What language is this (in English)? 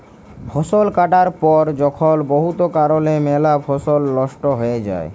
Bangla